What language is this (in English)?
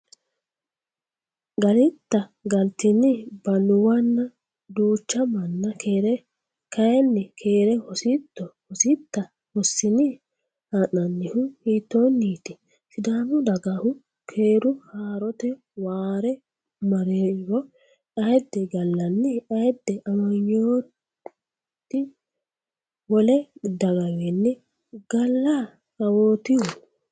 Sidamo